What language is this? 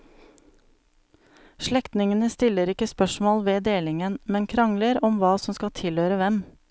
Norwegian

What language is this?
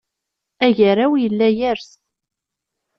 Kabyle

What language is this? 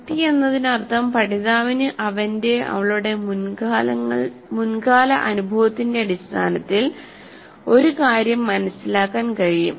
Malayalam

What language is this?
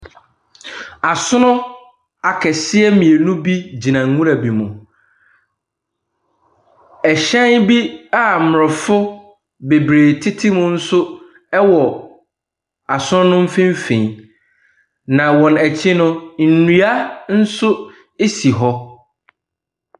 Akan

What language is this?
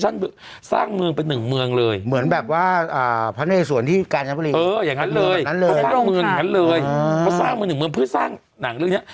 Thai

